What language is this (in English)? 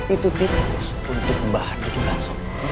Indonesian